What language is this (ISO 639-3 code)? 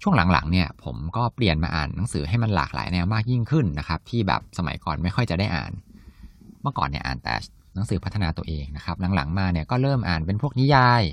tha